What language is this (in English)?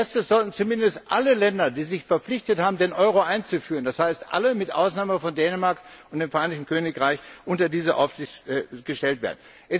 German